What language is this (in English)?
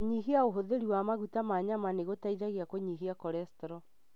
Kikuyu